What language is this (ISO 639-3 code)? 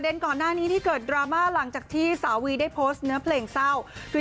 tha